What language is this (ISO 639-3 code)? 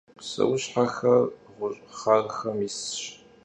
kbd